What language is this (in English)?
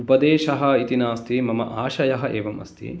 Sanskrit